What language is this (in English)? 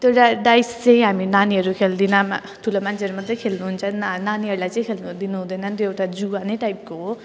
Nepali